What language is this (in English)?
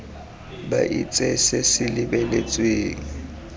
Tswana